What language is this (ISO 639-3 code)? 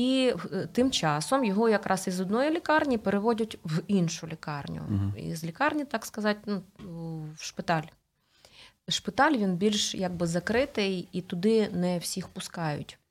ukr